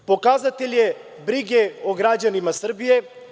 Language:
Serbian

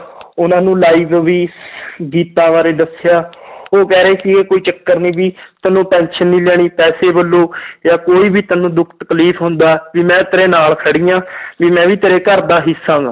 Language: Punjabi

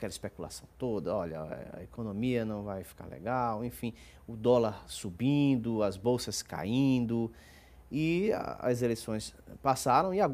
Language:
Portuguese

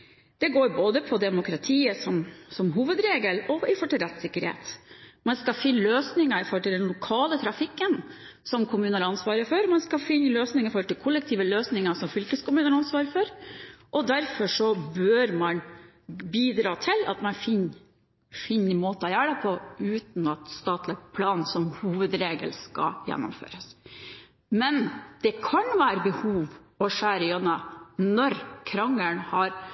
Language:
Norwegian Bokmål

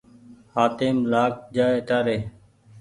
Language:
Goaria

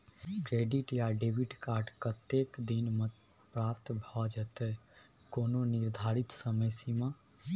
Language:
Maithili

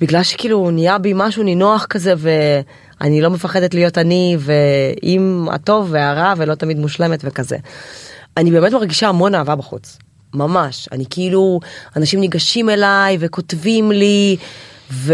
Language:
Hebrew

